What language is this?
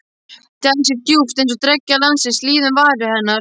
Icelandic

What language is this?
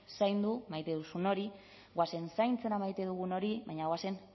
Basque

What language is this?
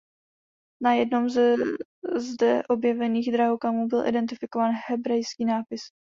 Czech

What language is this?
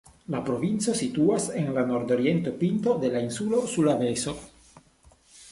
Esperanto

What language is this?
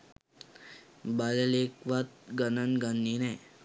Sinhala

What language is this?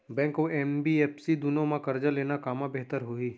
Chhattisgarhi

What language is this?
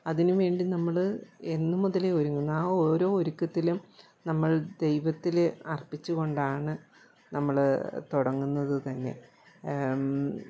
Malayalam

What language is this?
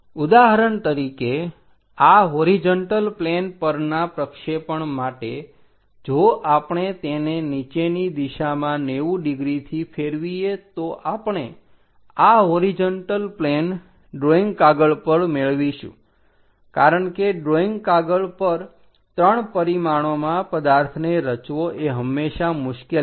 Gujarati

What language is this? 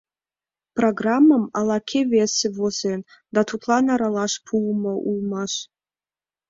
Mari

